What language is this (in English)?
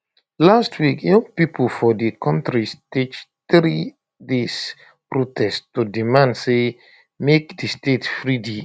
Nigerian Pidgin